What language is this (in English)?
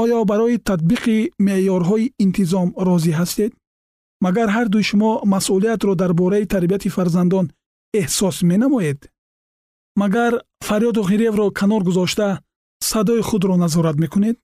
Persian